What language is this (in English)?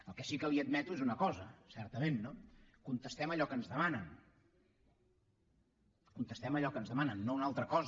Catalan